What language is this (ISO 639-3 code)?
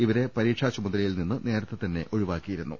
mal